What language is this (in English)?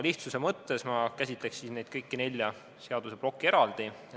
Estonian